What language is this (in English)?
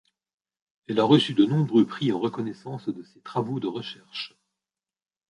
French